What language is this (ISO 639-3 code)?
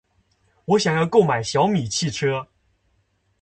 zho